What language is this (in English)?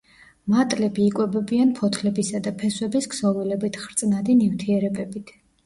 Georgian